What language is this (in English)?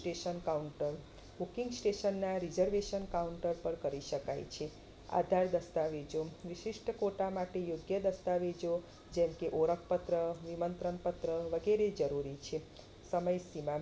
Gujarati